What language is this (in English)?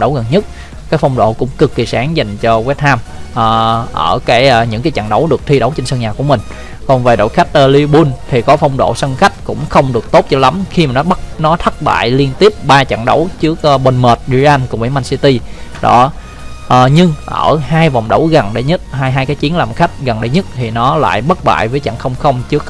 Vietnamese